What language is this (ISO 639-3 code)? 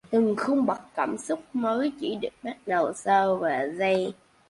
vie